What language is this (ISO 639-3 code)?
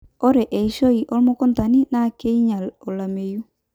mas